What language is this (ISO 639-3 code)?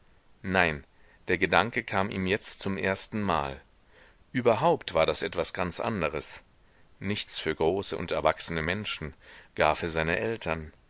deu